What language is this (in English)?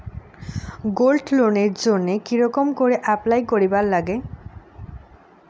Bangla